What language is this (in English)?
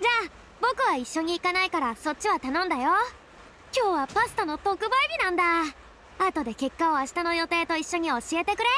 Japanese